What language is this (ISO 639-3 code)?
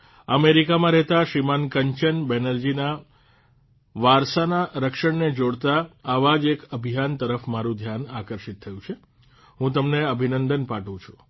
guj